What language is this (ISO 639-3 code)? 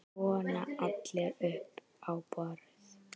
isl